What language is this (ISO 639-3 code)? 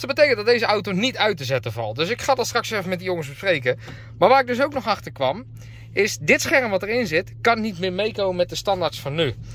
nld